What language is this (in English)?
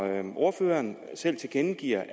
Danish